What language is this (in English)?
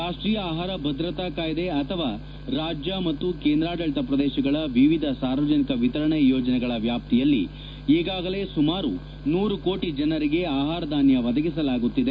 Kannada